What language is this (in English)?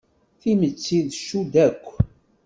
Kabyle